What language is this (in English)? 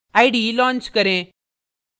Hindi